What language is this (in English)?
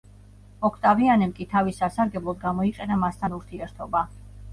Georgian